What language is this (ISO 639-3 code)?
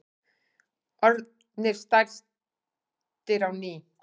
isl